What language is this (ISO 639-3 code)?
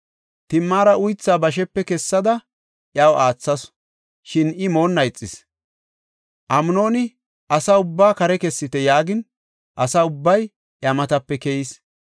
gof